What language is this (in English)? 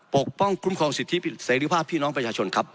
Thai